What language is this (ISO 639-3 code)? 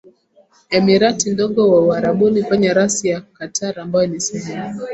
swa